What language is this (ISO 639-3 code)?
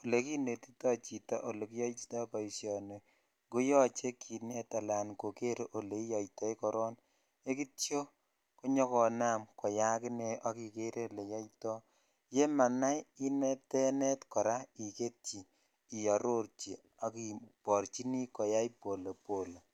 kln